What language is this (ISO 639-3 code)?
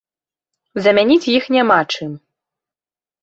bel